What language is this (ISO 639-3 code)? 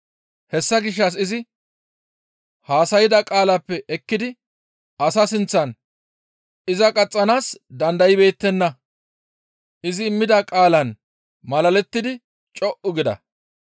gmv